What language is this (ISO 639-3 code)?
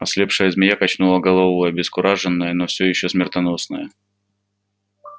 rus